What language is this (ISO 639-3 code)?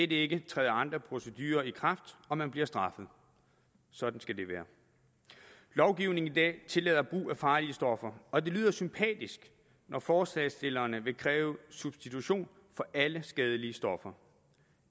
dan